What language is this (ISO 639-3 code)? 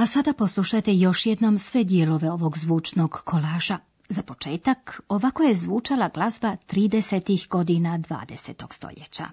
hrv